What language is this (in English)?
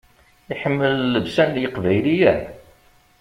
Kabyle